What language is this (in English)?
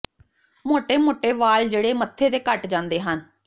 Punjabi